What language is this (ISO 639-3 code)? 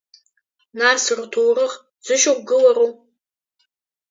abk